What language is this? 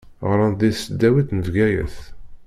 Kabyle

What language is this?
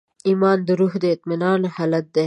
Pashto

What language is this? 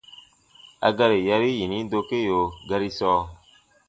Baatonum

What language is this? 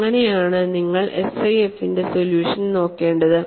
Malayalam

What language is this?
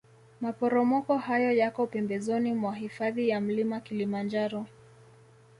Swahili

